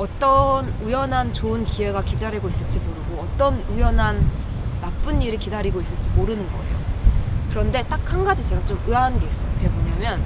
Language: Korean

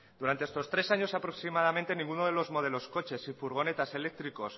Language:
Spanish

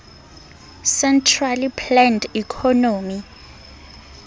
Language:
Southern Sotho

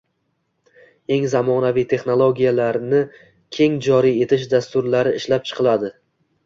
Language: Uzbek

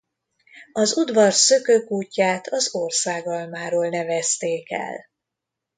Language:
Hungarian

